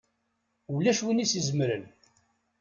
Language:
Kabyle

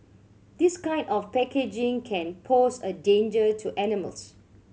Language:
English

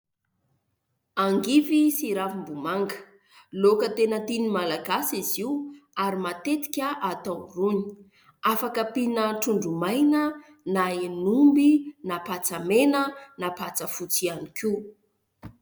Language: Malagasy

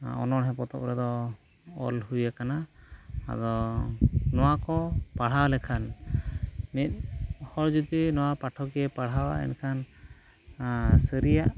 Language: Santali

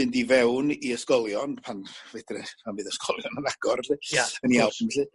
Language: Welsh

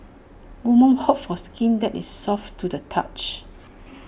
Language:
English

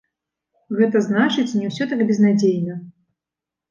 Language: Belarusian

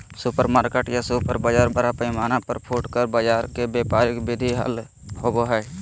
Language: Magahi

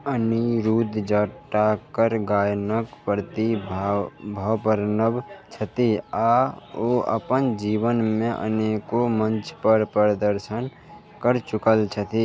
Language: Maithili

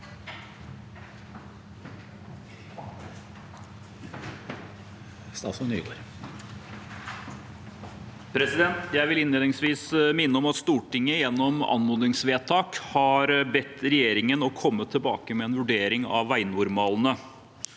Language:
Norwegian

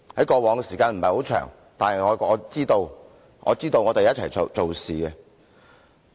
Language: Cantonese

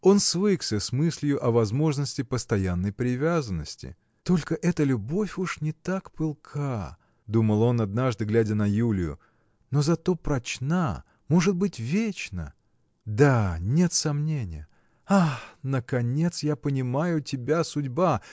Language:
Russian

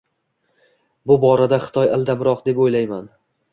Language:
Uzbek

